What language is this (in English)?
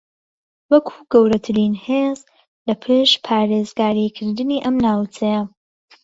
Central Kurdish